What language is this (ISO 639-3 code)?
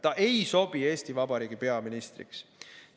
est